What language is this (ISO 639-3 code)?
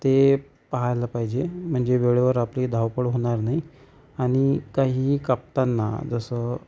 mar